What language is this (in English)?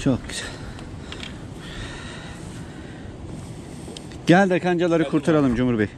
Turkish